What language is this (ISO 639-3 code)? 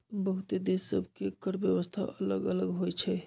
mag